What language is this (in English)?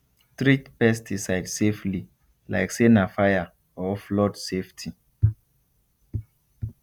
Nigerian Pidgin